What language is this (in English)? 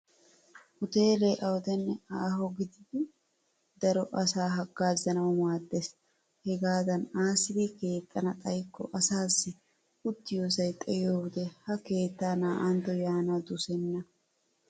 Wolaytta